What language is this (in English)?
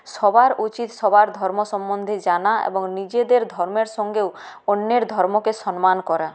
Bangla